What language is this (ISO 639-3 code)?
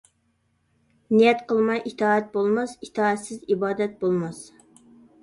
uig